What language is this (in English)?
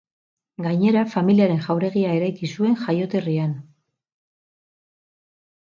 Basque